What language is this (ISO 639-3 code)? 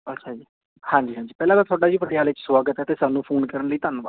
pan